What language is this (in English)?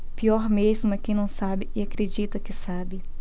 Portuguese